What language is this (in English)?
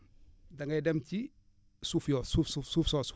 Wolof